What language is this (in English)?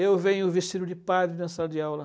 Portuguese